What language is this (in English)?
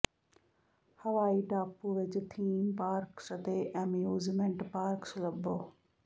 Punjabi